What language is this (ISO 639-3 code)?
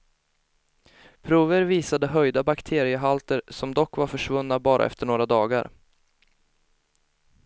swe